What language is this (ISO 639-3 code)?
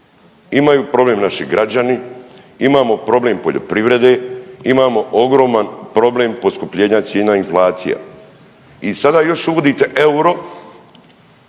hrv